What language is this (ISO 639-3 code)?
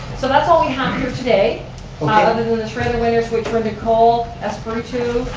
eng